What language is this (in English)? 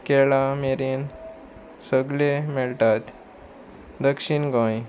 Konkani